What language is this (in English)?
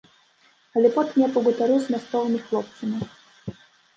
Belarusian